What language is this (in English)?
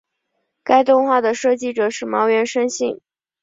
Chinese